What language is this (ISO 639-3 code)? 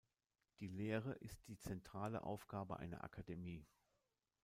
deu